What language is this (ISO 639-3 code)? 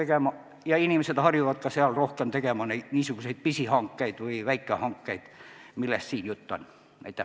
est